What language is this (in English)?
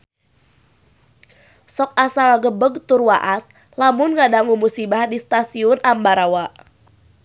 Sundanese